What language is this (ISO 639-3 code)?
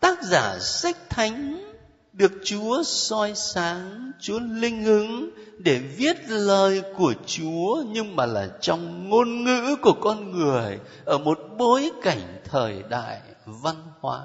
vie